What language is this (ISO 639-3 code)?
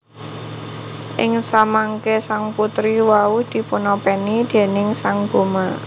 jav